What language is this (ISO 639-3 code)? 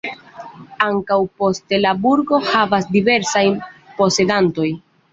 epo